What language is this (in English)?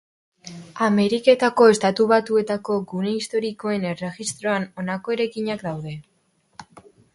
Basque